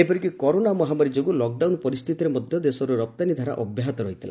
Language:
Odia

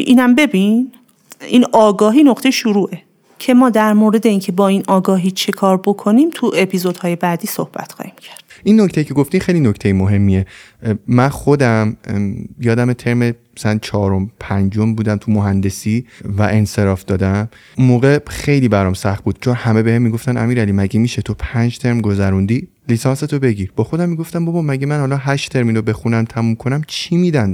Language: Persian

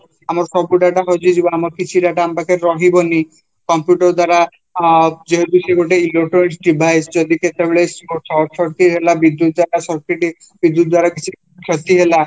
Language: Odia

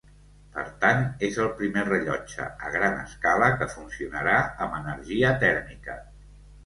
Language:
Catalan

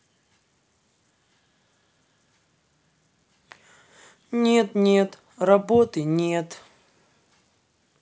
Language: Russian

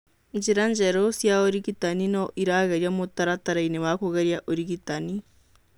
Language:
Kikuyu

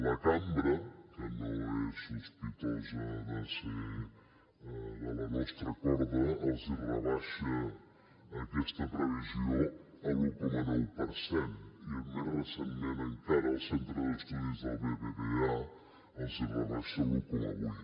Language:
Catalan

